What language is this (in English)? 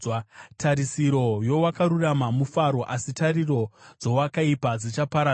Shona